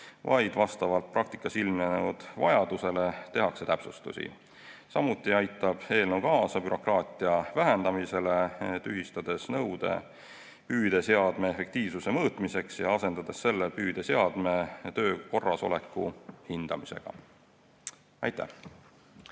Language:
Estonian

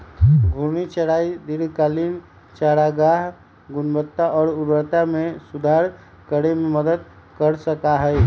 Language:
Magahi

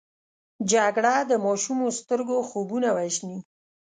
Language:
Pashto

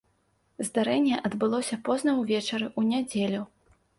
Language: Belarusian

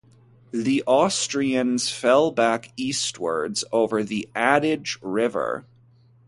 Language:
English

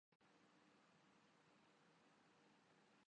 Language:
Urdu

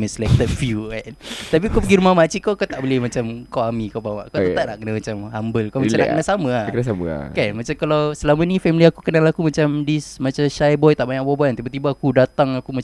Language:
Malay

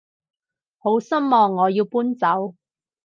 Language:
Cantonese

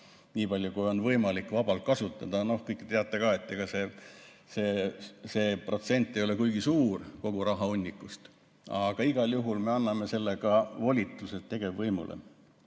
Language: Estonian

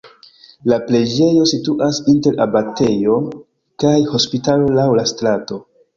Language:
Esperanto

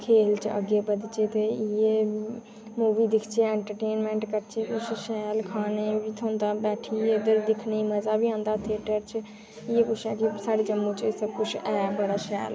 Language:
Dogri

